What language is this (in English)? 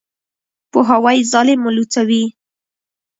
Pashto